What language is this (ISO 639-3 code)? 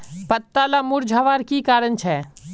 mag